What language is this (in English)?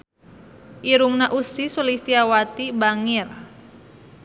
Sundanese